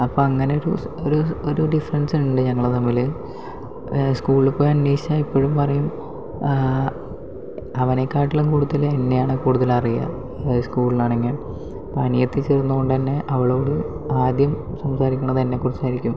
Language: Malayalam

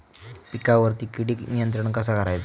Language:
Marathi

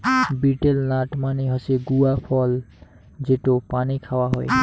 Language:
Bangla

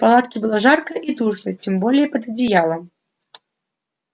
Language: Russian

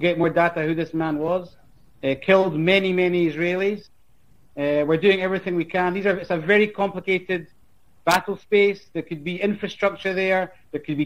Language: Turkish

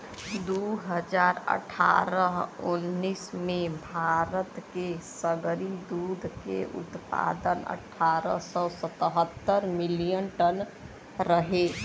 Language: Bhojpuri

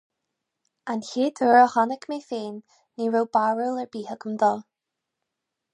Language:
Irish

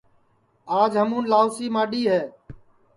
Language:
Sansi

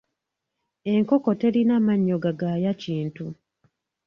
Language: Ganda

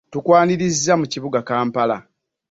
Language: Ganda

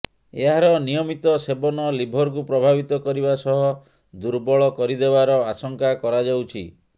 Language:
Odia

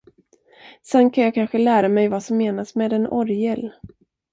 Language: Swedish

